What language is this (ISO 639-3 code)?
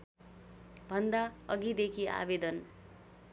nep